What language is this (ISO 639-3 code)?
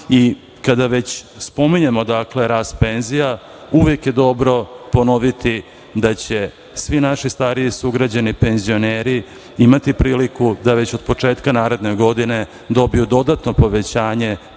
srp